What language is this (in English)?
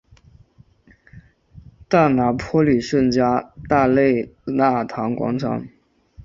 Chinese